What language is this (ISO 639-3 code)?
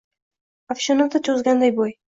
uzb